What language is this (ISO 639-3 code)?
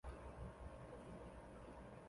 zho